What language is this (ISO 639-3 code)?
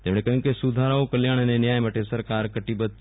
guj